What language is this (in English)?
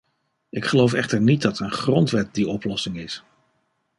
Dutch